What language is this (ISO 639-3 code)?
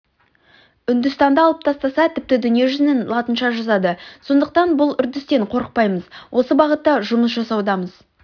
kaz